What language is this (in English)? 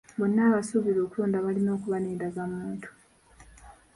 Ganda